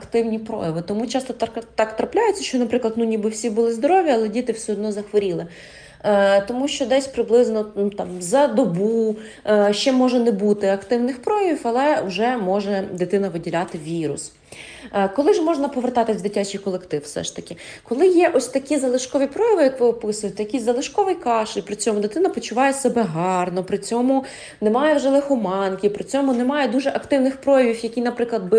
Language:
Ukrainian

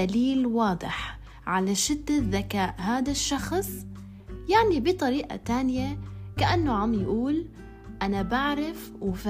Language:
Arabic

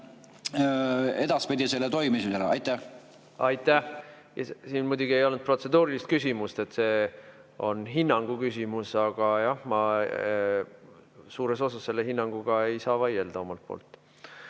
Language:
Estonian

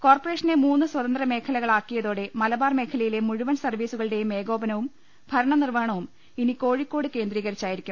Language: Malayalam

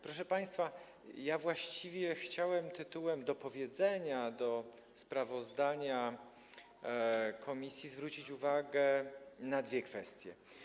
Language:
Polish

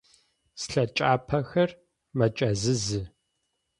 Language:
Adyghe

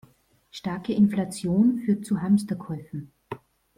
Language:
German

